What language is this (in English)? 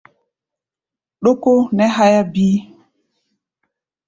Gbaya